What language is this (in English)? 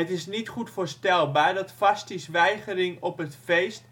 Dutch